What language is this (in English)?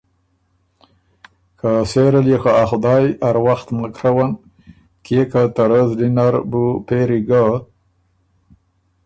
Ormuri